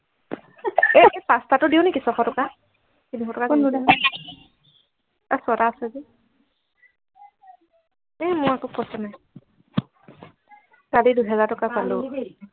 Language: Assamese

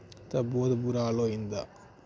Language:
Dogri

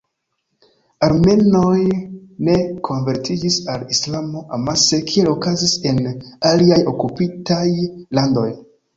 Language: Esperanto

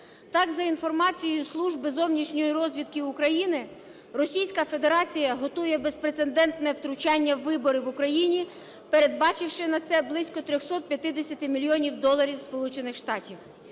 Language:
Ukrainian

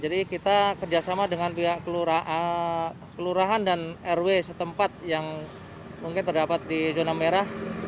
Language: Indonesian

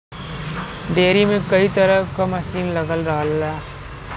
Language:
Bhojpuri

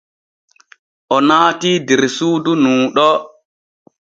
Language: Borgu Fulfulde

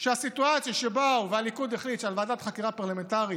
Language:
Hebrew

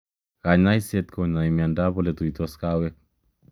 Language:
Kalenjin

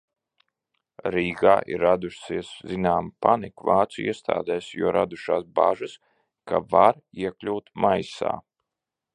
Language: Latvian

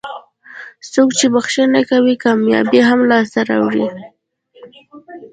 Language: Pashto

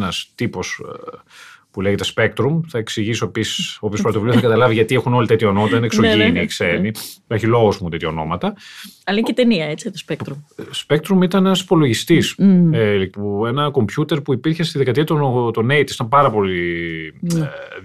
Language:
Greek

